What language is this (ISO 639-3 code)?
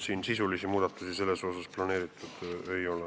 est